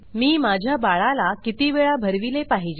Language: Marathi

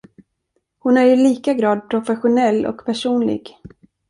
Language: Swedish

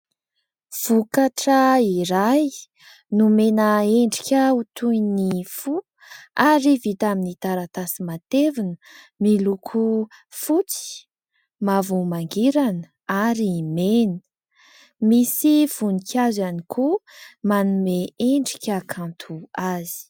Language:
Malagasy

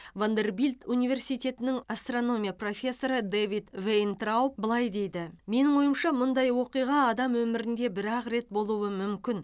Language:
Kazakh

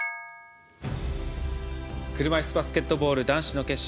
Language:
Japanese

